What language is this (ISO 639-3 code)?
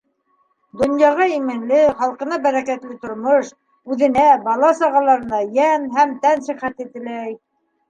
bak